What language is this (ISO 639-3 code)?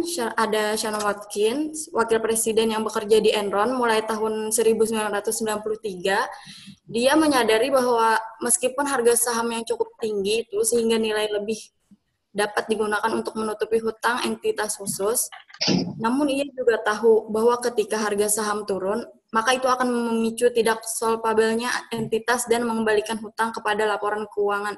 ind